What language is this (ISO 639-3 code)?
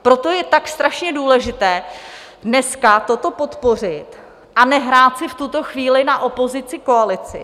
ces